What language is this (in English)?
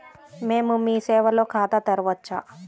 Telugu